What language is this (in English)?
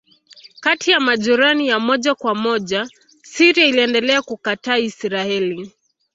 Swahili